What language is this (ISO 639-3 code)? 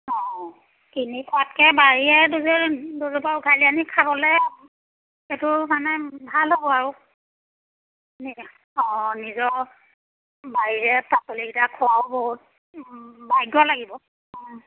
asm